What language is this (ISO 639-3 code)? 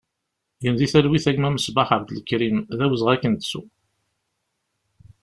kab